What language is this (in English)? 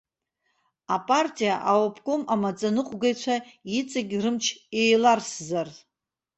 Abkhazian